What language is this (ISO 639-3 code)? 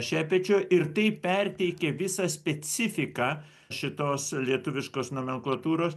lit